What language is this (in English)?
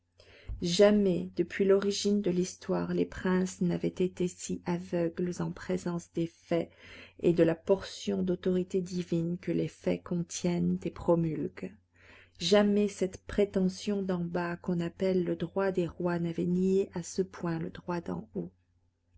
French